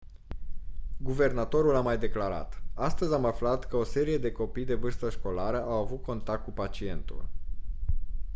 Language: Romanian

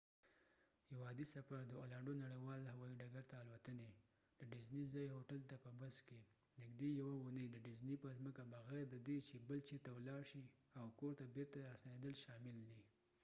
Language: Pashto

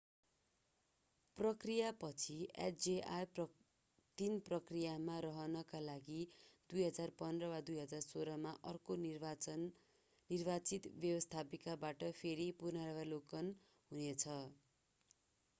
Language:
Nepali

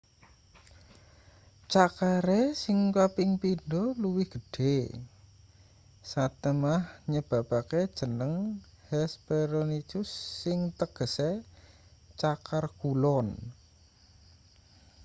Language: Javanese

